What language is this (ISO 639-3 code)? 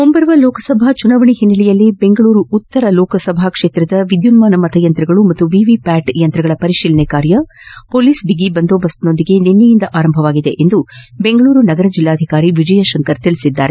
kan